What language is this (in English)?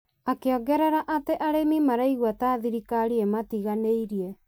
Kikuyu